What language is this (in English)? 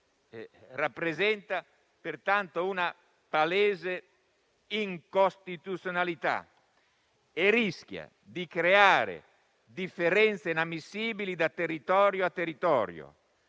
Italian